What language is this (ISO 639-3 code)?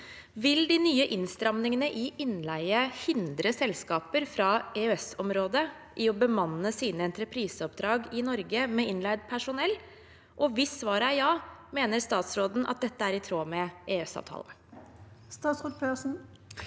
nor